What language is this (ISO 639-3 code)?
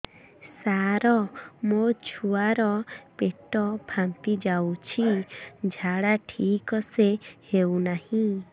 ori